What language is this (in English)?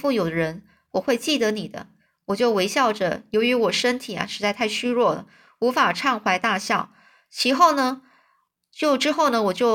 Chinese